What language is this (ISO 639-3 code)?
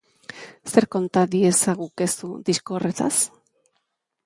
eus